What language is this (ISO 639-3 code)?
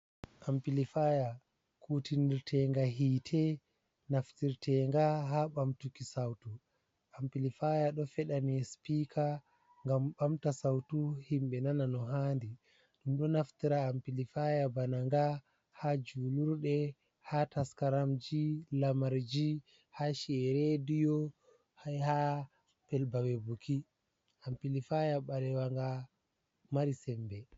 ful